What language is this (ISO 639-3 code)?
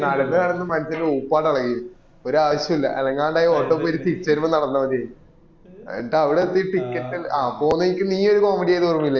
mal